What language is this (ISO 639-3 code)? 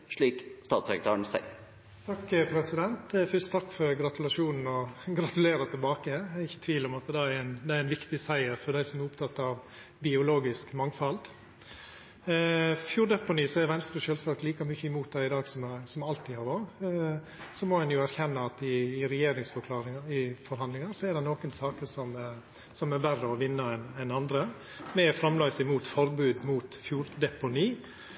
nor